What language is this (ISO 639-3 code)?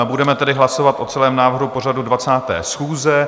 ces